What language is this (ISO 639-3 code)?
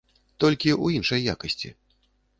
bel